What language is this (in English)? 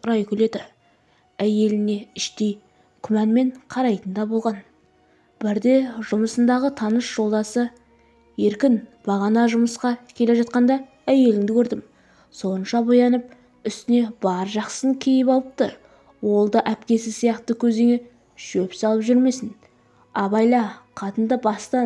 Turkish